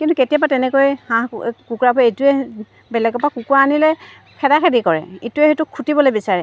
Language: Assamese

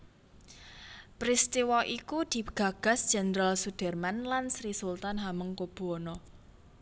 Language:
Javanese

